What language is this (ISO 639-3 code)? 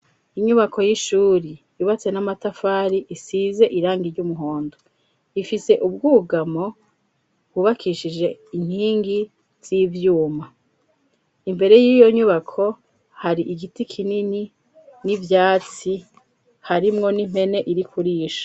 run